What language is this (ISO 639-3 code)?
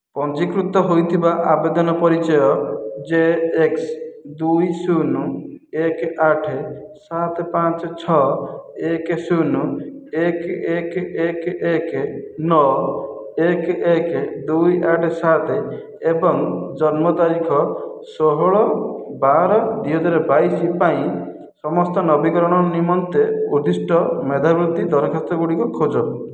ori